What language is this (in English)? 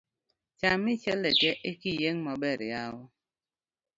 Luo (Kenya and Tanzania)